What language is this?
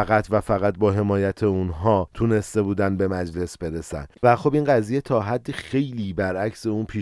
Persian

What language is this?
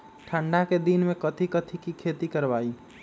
Magahi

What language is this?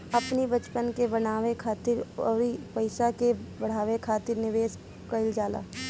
Bhojpuri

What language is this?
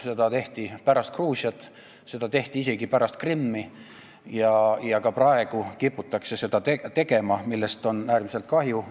Estonian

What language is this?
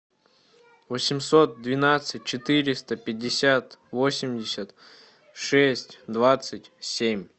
Russian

